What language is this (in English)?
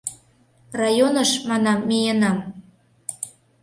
Mari